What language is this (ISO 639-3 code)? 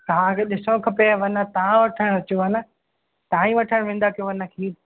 snd